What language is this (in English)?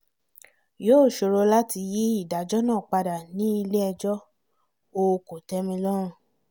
Yoruba